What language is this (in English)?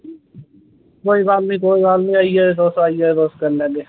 Dogri